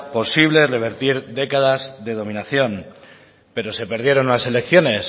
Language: Spanish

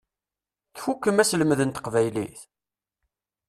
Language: Kabyle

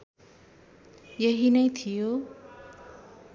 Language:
Nepali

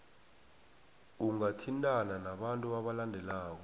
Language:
South Ndebele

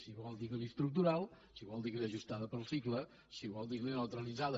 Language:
Catalan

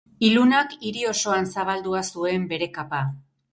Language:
Basque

